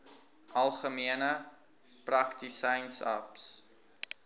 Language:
Afrikaans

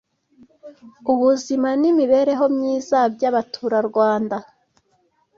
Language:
Kinyarwanda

